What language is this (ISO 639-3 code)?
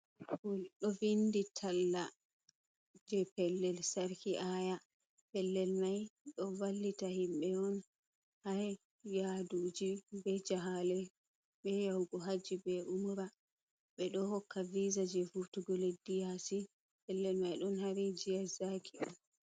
ful